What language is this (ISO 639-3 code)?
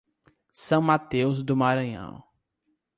por